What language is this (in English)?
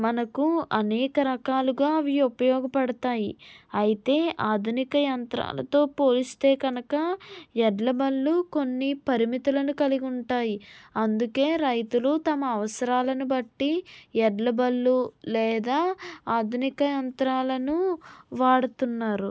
Telugu